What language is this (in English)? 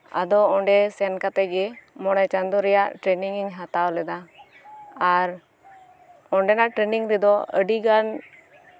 Santali